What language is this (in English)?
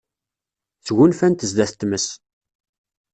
Kabyle